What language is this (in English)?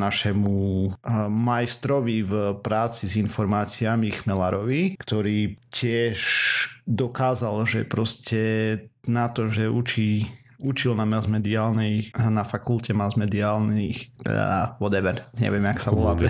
Slovak